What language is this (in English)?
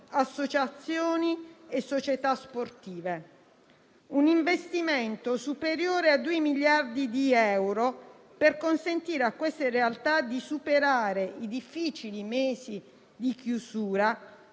Italian